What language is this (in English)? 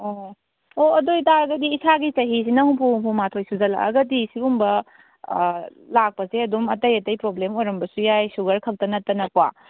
Manipuri